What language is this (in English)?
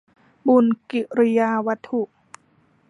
Thai